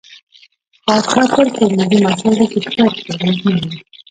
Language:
Pashto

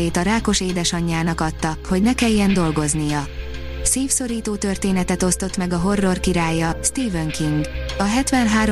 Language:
Hungarian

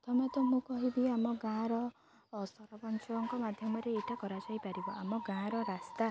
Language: Odia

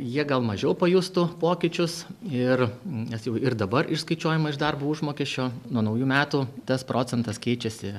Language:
Lithuanian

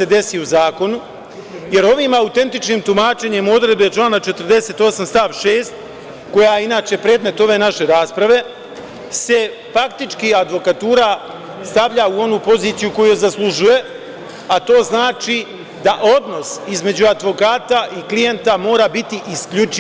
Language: Serbian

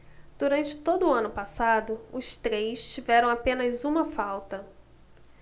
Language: Portuguese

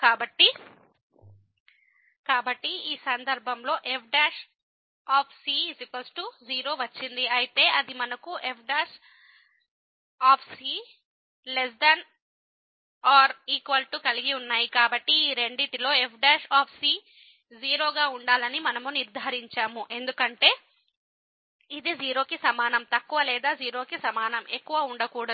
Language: Telugu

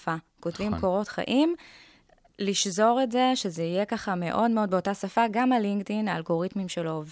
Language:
Hebrew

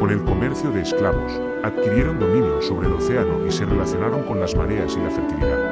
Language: Spanish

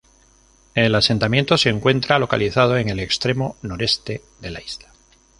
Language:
Spanish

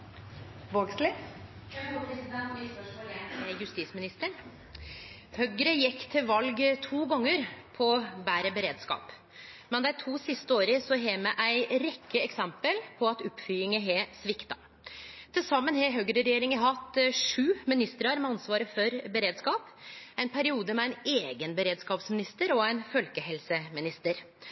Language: Norwegian Nynorsk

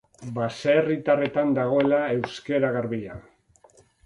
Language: Basque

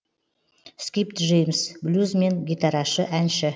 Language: Kazakh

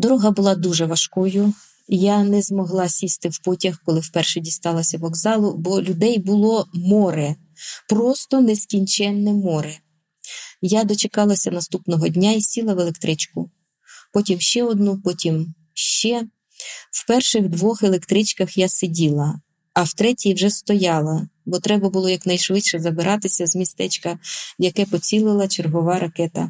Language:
Ukrainian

